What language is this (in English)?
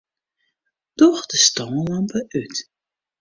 Western Frisian